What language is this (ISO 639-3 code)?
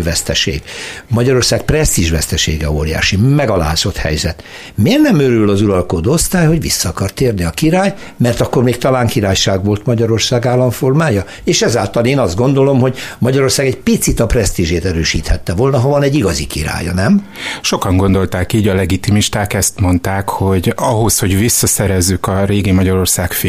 hun